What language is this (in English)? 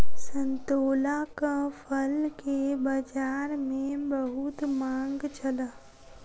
Maithili